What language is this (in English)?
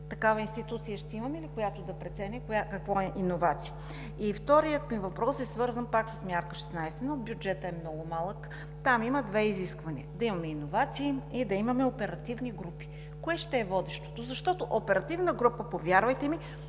Bulgarian